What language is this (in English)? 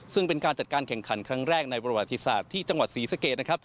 Thai